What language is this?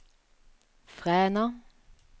Norwegian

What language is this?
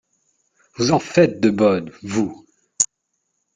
French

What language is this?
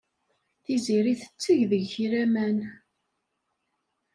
Kabyle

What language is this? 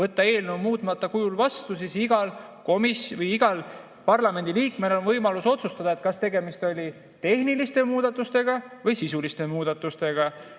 Estonian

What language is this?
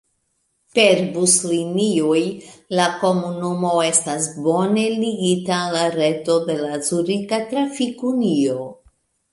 Esperanto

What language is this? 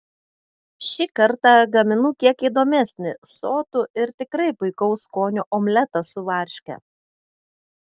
Lithuanian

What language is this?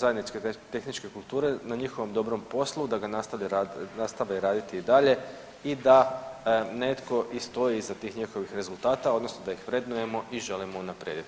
Croatian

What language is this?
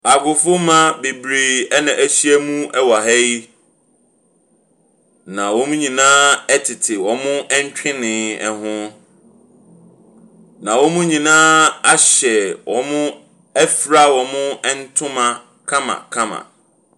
Akan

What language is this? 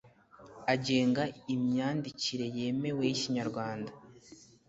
Kinyarwanda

